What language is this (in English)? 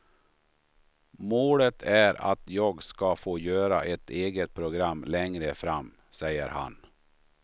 Swedish